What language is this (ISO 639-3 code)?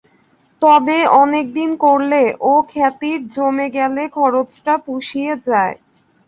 ben